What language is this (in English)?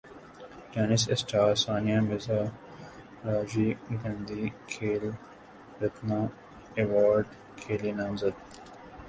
Urdu